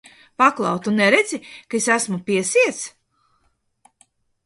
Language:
Latvian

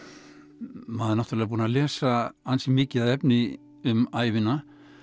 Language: Icelandic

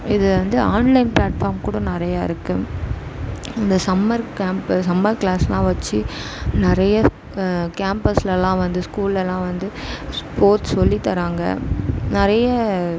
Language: Tamil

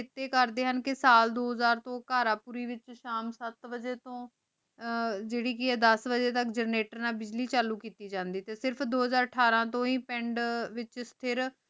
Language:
Punjabi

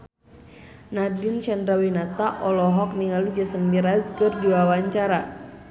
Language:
Sundanese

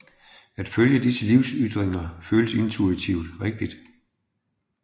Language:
Danish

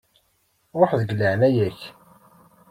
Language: Kabyle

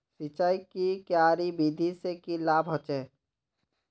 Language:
Magahi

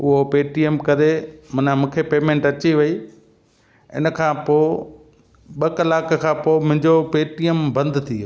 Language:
Sindhi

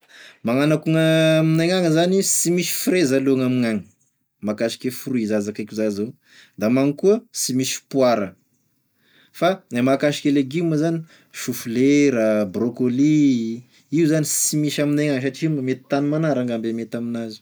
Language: Tesaka Malagasy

